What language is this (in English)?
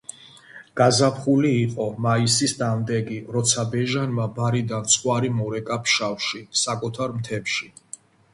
Georgian